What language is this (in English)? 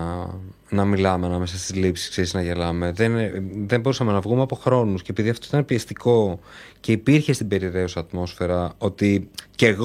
Greek